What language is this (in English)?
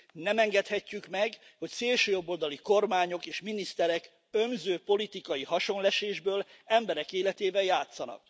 Hungarian